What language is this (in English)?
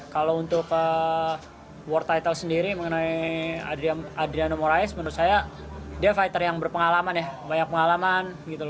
Indonesian